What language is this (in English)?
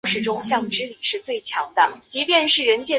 Chinese